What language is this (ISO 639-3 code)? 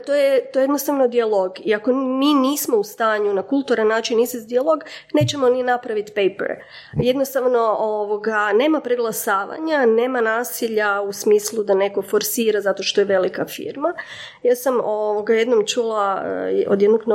hrv